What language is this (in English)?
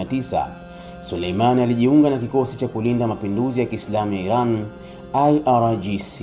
Swahili